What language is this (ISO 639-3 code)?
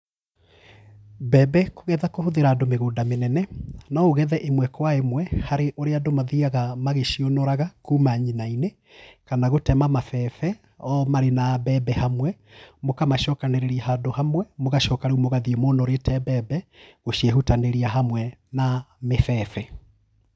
kik